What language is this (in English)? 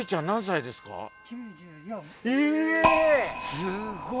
Japanese